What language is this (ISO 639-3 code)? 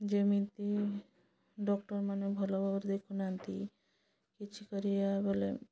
ori